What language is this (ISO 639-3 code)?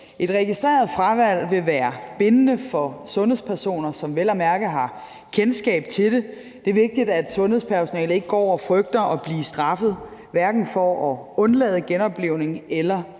dan